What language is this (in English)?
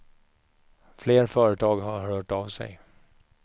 Swedish